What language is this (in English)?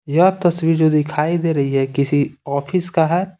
Hindi